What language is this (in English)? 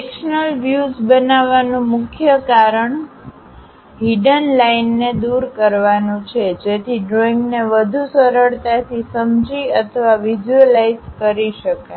Gujarati